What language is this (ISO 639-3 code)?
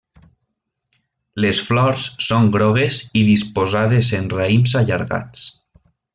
cat